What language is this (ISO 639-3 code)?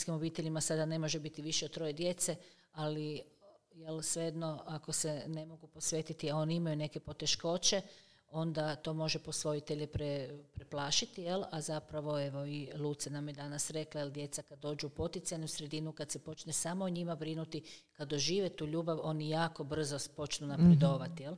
hrv